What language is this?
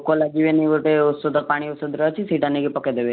Odia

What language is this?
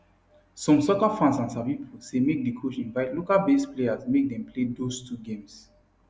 Nigerian Pidgin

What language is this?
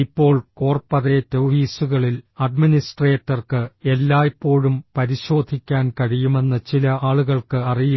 Malayalam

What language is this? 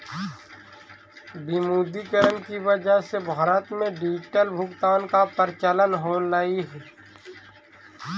Magahi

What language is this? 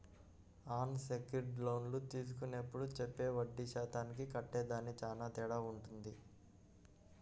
Telugu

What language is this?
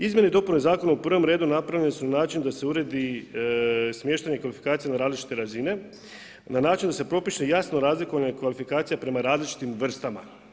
Croatian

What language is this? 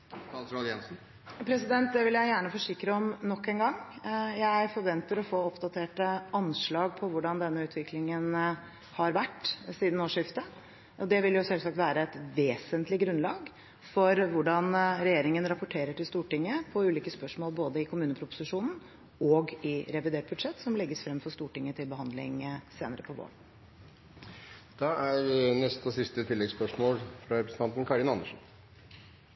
Norwegian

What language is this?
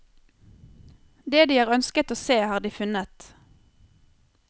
Norwegian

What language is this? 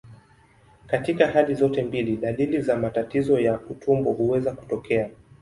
Swahili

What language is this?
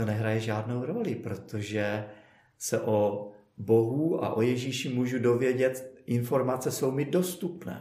Czech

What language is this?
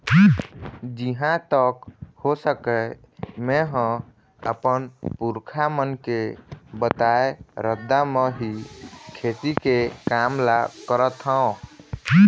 Chhattisgarhi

